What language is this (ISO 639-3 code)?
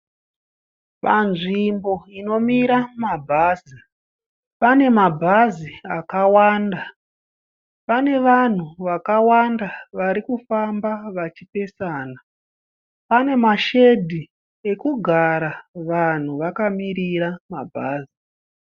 sna